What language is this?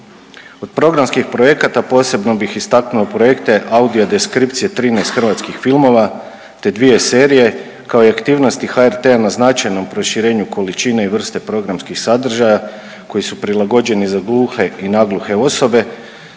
Croatian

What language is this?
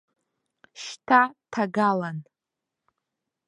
Abkhazian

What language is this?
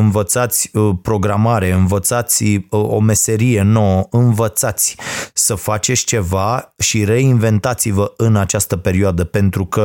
Romanian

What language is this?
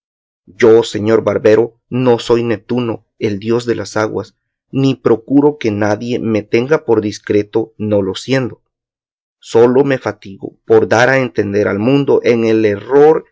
Spanish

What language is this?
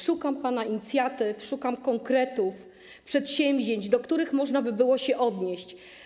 Polish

